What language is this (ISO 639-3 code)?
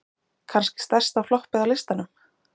isl